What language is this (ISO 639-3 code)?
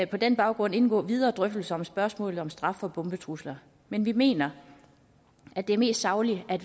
dan